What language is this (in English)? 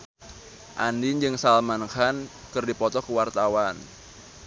Sundanese